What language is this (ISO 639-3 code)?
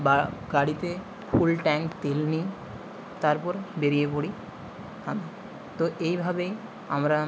ben